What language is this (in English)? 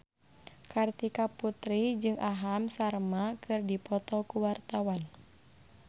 Sundanese